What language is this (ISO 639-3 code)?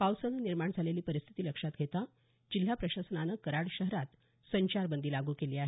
mar